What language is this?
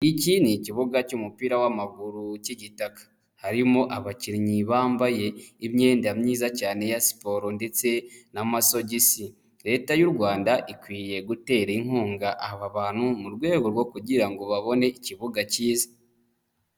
Kinyarwanda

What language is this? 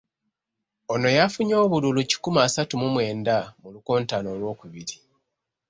Ganda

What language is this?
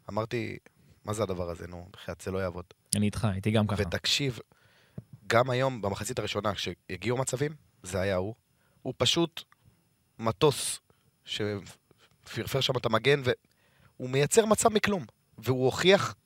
Hebrew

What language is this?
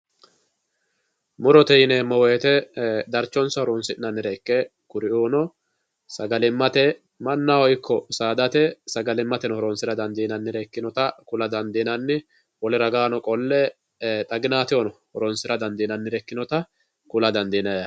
Sidamo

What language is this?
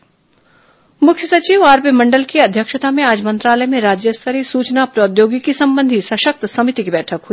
Hindi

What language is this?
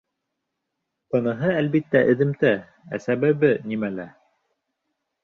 Bashkir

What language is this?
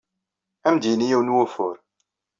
Kabyle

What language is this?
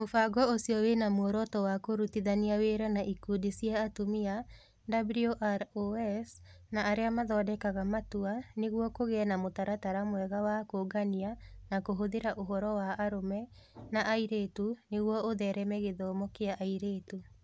Kikuyu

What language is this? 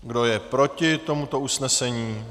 Czech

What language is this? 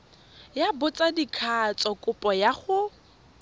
Tswana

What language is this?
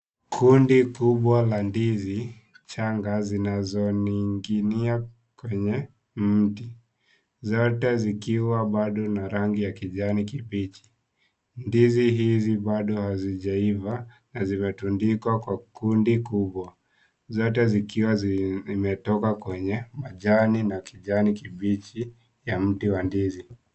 Swahili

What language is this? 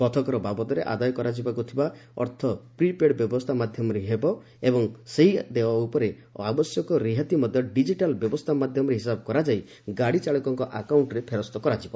Odia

